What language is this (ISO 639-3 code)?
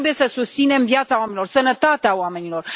ron